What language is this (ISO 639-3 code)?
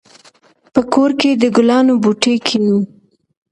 pus